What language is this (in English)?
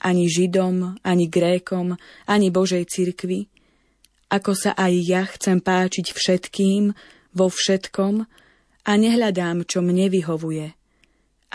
Slovak